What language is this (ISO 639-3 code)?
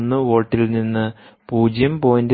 mal